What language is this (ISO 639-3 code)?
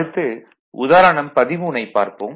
tam